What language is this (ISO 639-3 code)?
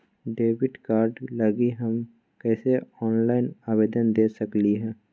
mag